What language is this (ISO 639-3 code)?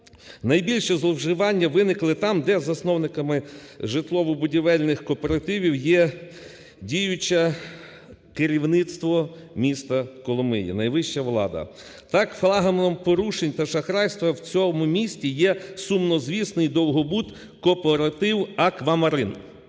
ukr